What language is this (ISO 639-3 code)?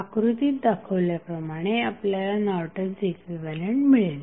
mar